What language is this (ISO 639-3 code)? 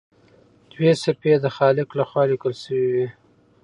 pus